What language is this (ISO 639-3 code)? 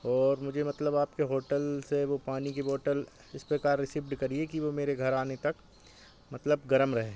hin